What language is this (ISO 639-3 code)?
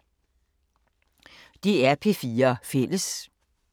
dan